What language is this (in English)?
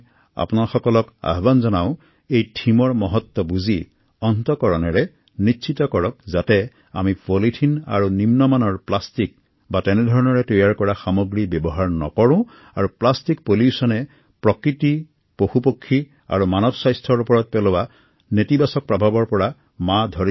Assamese